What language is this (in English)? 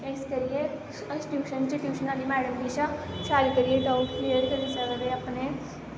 Dogri